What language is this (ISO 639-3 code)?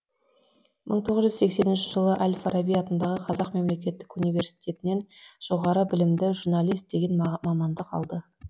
kaz